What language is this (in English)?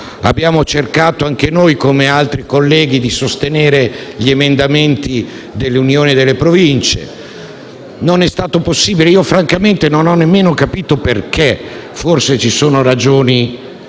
Italian